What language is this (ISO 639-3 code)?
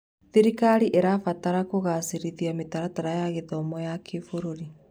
kik